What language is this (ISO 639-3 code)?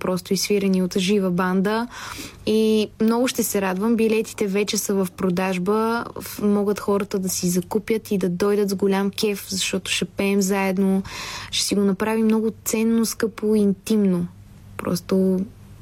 bul